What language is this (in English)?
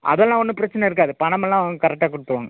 Tamil